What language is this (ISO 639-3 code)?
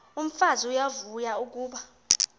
xho